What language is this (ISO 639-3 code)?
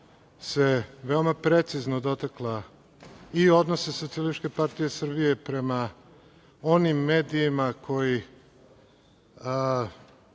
srp